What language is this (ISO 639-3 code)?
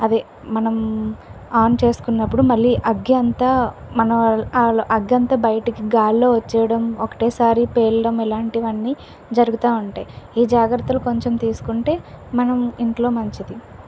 tel